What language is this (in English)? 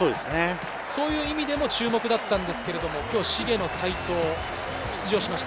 Japanese